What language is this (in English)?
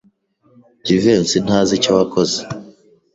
Kinyarwanda